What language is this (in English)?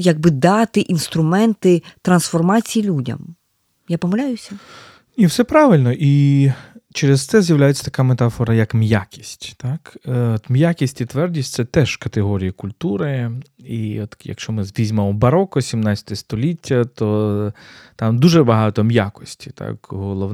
Ukrainian